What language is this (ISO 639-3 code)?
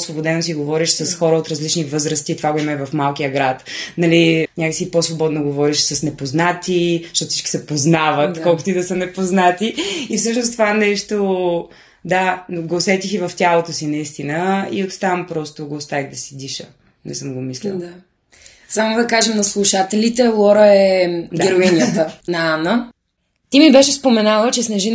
bul